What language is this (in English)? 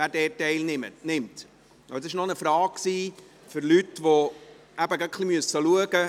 Swiss German